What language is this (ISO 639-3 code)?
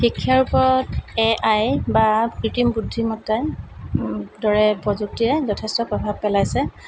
asm